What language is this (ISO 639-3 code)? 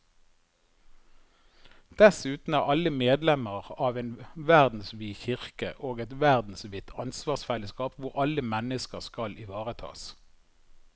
nor